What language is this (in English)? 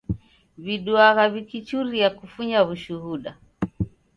Taita